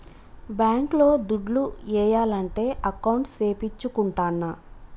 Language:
Telugu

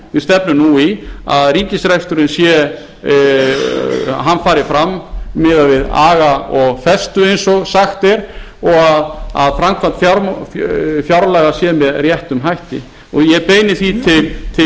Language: Icelandic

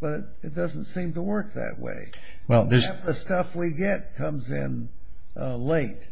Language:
English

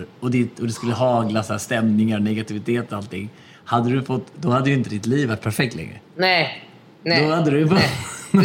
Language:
Swedish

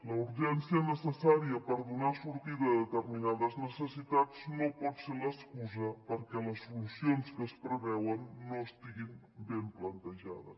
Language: Catalan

